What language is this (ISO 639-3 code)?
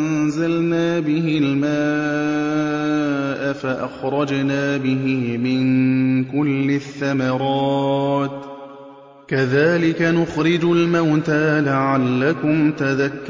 ara